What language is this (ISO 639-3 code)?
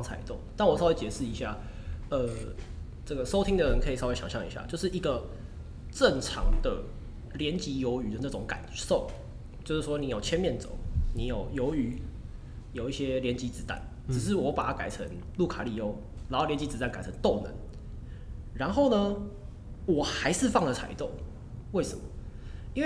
zho